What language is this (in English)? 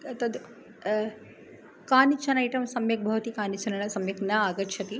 Sanskrit